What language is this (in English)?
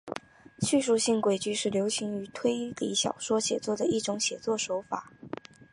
Chinese